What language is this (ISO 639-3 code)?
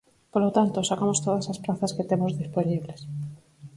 glg